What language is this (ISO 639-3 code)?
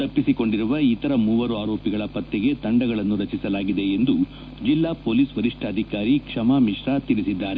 kan